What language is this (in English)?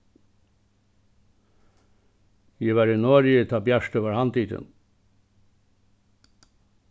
Faroese